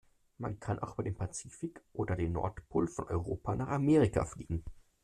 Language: German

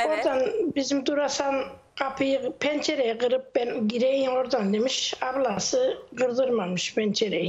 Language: Turkish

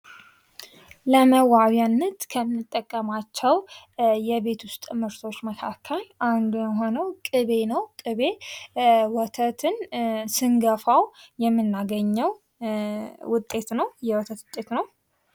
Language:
Amharic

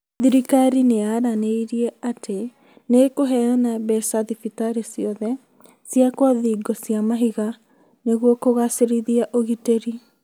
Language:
Kikuyu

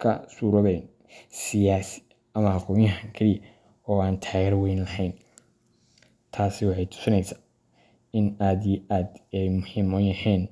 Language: Somali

